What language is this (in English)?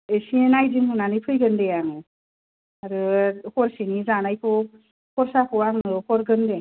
Bodo